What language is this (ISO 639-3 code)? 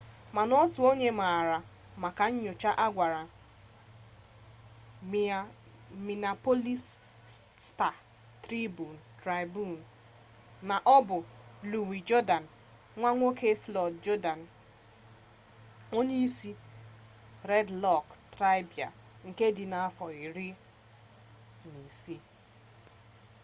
ibo